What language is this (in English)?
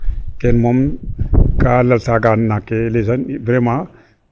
Serer